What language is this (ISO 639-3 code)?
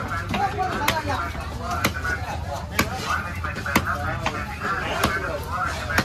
tam